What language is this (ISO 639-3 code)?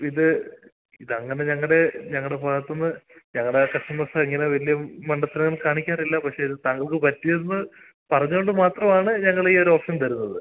mal